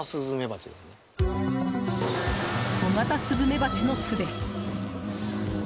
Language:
Japanese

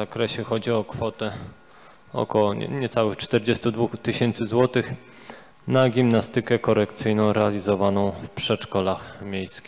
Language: Polish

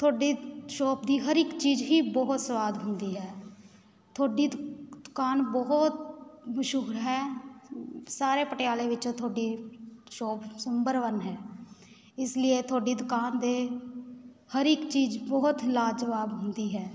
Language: Punjabi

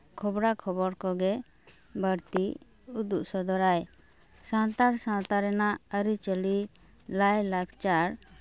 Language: Santali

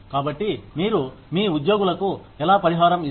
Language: Telugu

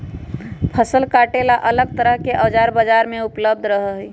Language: Magahi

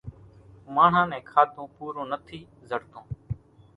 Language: Kachi Koli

